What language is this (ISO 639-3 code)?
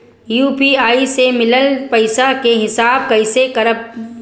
bho